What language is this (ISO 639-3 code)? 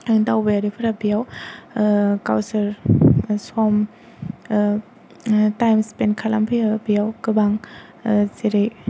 brx